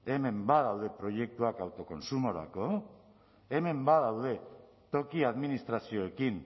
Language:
Basque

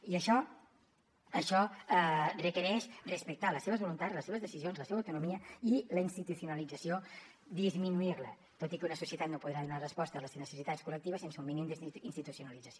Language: Catalan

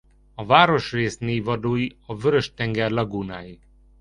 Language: Hungarian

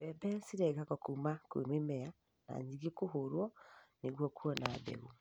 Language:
Kikuyu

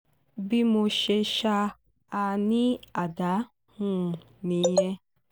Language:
Yoruba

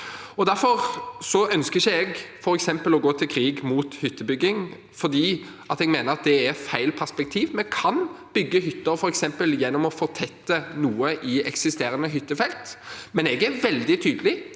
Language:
Norwegian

